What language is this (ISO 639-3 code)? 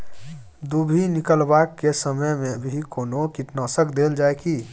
mai